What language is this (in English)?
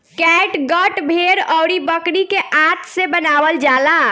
Bhojpuri